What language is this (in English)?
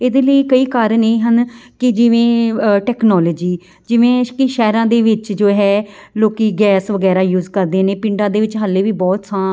Punjabi